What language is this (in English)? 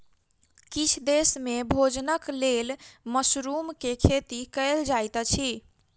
Maithili